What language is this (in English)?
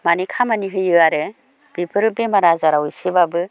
Bodo